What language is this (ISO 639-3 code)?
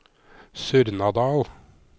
nor